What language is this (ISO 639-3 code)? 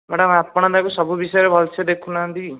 ori